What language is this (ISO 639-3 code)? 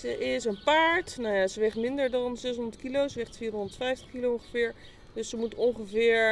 nld